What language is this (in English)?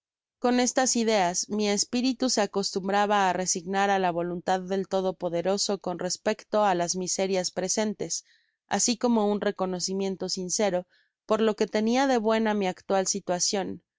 Spanish